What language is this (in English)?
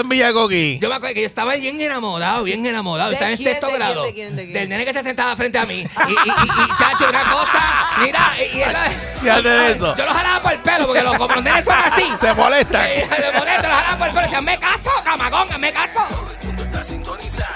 Spanish